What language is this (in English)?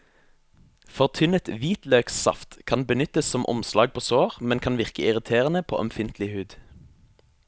Norwegian